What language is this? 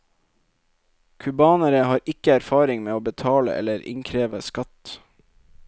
Norwegian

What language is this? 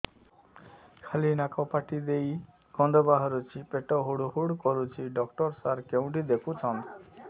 Odia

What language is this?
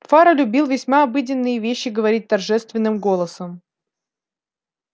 Russian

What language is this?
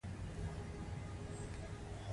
Pashto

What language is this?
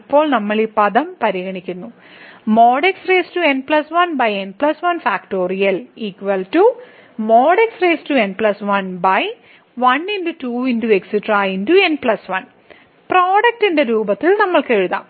Malayalam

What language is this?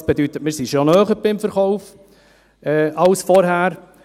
Swiss German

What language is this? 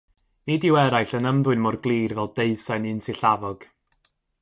Welsh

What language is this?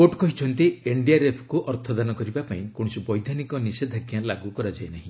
Odia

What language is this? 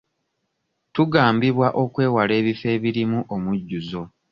Ganda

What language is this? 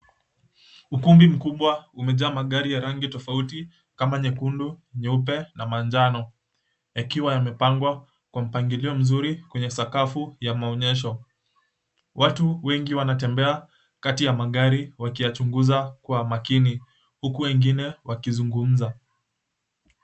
Swahili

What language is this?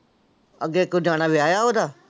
Punjabi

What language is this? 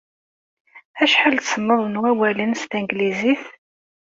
Kabyle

